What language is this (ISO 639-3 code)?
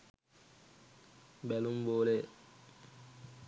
sin